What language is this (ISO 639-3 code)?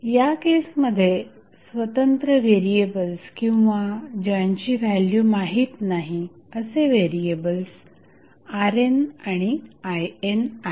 mar